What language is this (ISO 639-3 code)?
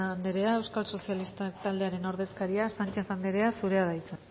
eus